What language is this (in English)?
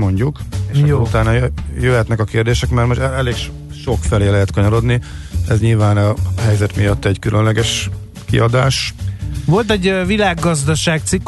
Hungarian